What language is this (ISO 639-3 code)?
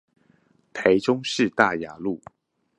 zho